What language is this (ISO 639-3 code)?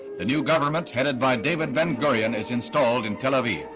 eng